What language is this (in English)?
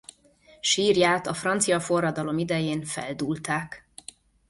Hungarian